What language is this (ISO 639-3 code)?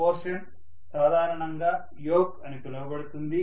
tel